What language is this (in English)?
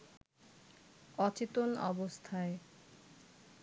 Bangla